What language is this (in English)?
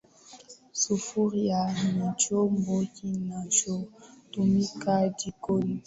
Swahili